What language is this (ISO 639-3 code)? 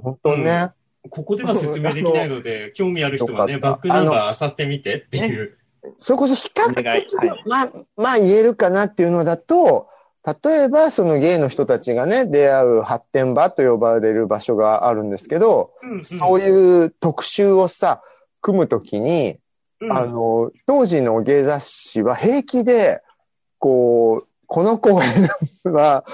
jpn